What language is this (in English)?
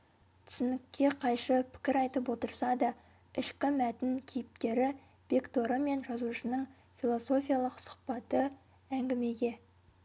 Kazakh